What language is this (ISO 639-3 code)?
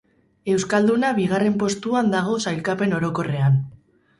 eus